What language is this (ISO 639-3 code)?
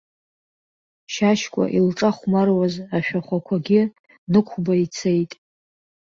abk